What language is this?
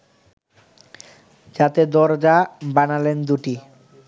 Bangla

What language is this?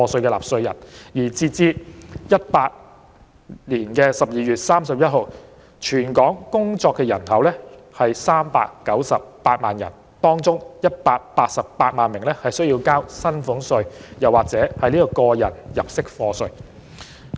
Cantonese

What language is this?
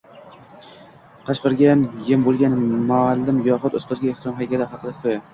Uzbek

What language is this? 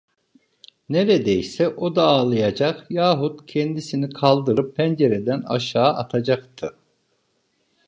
Turkish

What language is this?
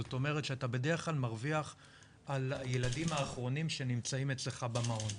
Hebrew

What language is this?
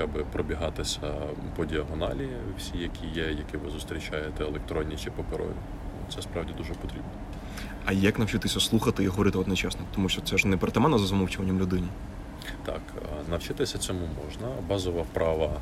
Ukrainian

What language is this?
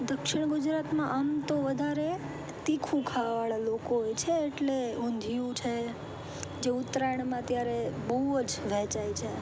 Gujarati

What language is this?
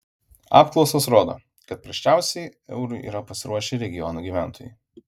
Lithuanian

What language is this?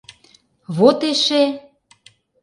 Mari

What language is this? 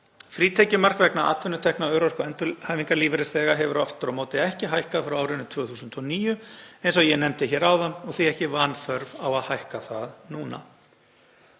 Icelandic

